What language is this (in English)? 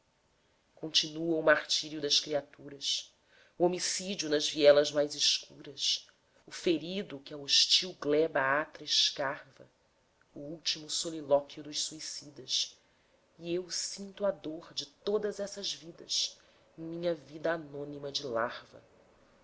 Portuguese